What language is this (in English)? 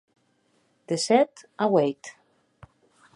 Occitan